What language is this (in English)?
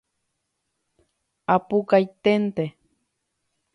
Guarani